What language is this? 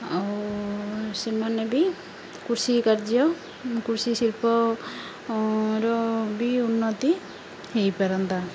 Odia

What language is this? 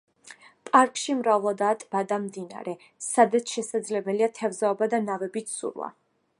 Georgian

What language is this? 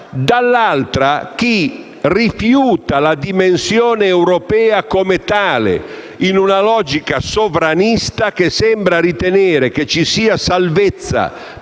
Italian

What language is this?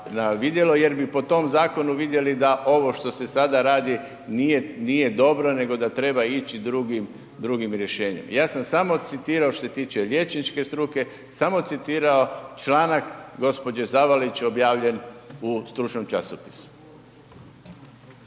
Croatian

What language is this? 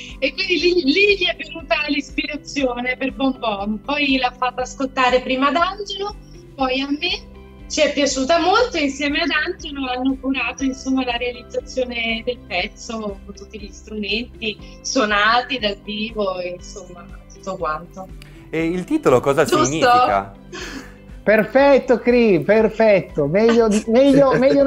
Italian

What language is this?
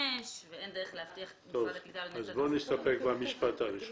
Hebrew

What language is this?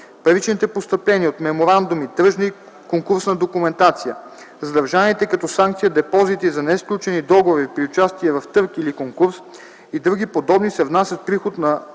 Bulgarian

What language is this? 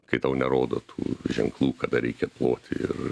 Lithuanian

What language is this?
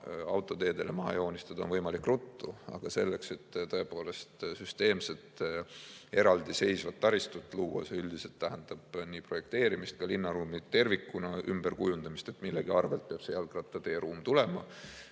Estonian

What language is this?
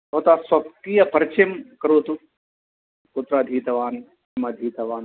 Sanskrit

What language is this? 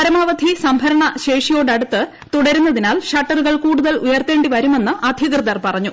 Malayalam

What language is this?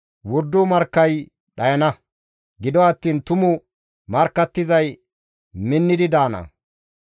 Gamo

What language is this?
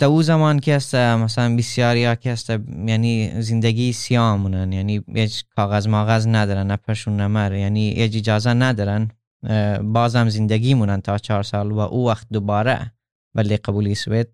Persian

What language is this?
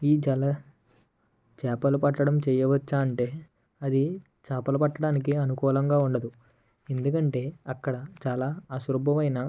Telugu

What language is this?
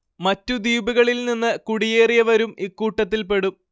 Malayalam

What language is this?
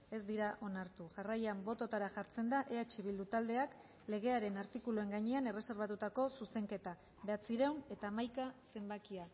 Basque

